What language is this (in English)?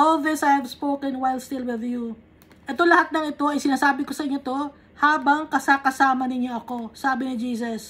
Filipino